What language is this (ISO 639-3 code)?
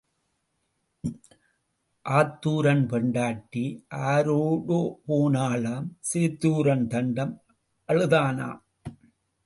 tam